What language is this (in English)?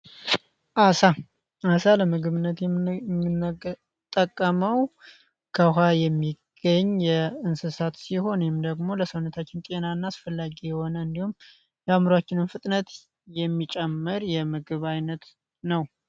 Amharic